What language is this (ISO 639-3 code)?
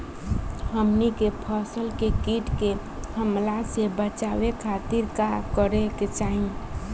bho